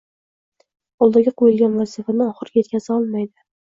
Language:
Uzbek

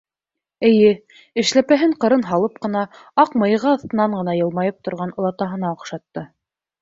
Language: Bashkir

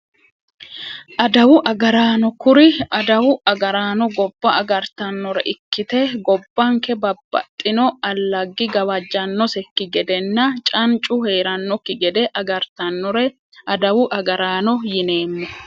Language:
Sidamo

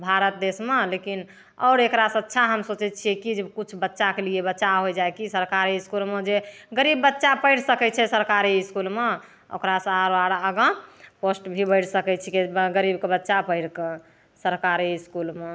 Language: Maithili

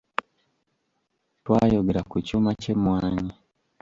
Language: Ganda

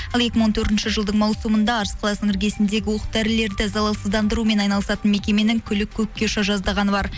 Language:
Kazakh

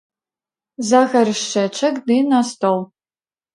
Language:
Belarusian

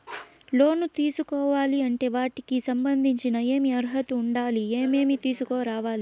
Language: Telugu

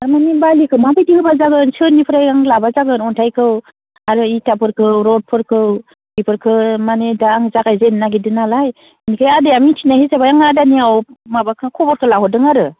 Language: Bodo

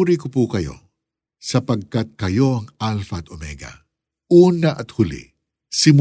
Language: Filipino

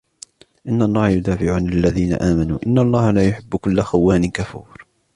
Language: Arabic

